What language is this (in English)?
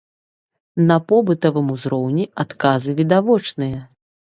Belarusian